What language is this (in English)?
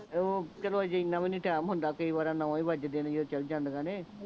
Punjabi